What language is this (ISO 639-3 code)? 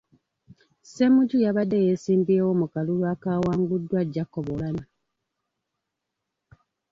lug